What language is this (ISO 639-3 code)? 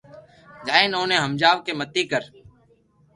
lrk